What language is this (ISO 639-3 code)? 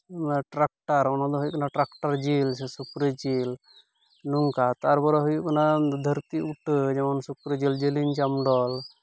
sat